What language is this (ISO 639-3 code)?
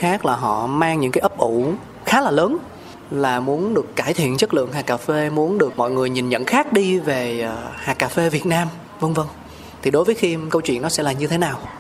vie